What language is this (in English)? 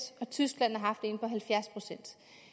Danish